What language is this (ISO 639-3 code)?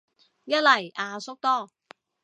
yue